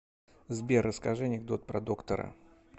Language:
Russian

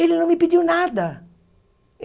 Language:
Portuguese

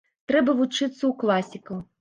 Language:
Belarusian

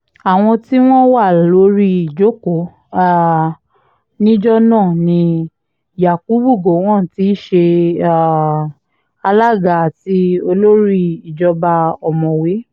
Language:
Yoruba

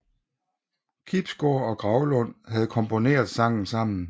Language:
Danish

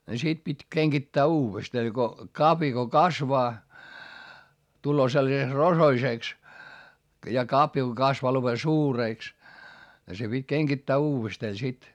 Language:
Finnish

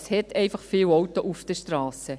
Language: Swiss German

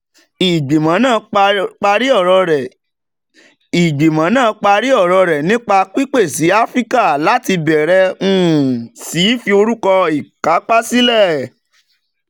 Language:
Yoruba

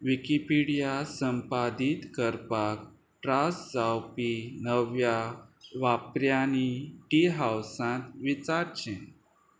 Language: Konkani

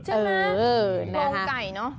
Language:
Thai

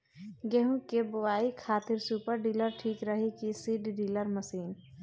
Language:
Bhojpuri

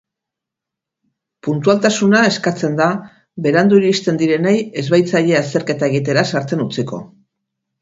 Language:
Basque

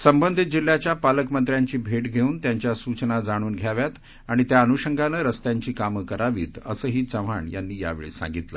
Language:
Marathi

